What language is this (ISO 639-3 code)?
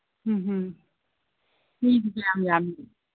mni